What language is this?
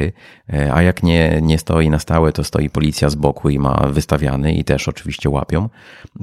Polish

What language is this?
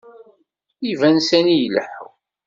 Kabyle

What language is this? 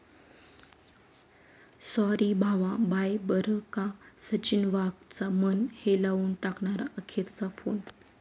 Marathi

